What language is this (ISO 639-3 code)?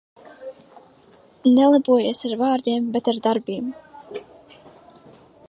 lav